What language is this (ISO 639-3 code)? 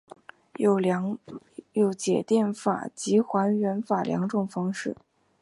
zho